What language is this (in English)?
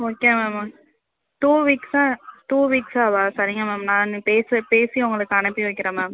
Tamil